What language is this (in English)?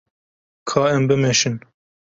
Kurdish